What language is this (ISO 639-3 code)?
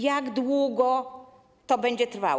pol